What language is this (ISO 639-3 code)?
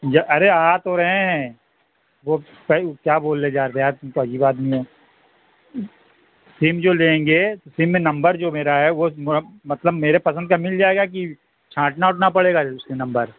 urd